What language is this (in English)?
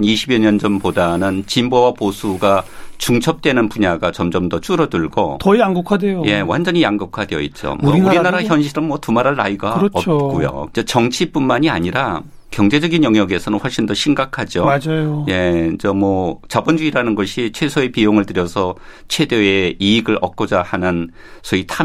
Korean